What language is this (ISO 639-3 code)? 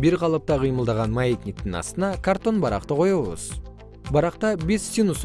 kir